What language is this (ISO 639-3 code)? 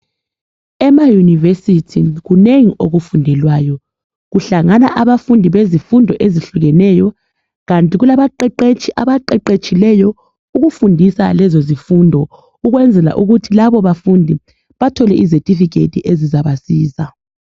nde